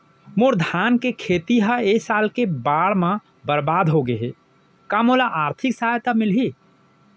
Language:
Chhattisgarhi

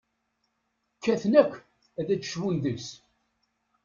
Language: Kabyle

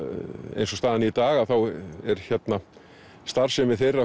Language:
Icelandic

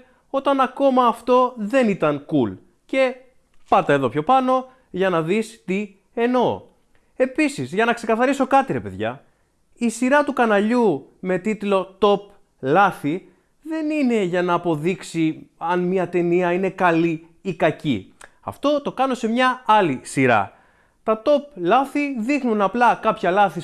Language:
Greek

